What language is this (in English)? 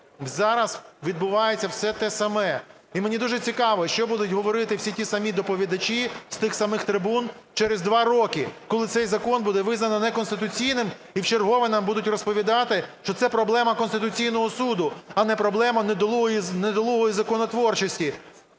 Ukrainian